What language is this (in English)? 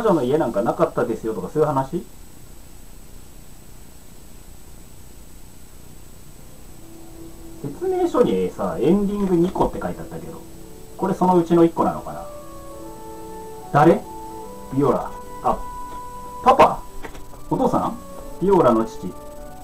Japanese